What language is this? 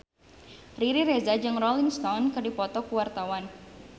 Sundanese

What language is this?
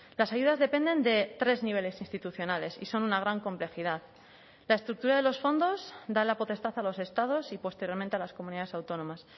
Spanish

